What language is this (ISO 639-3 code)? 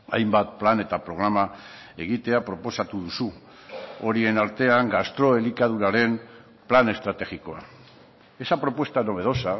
eus